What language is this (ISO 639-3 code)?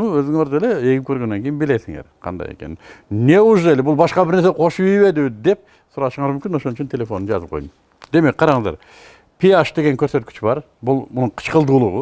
tur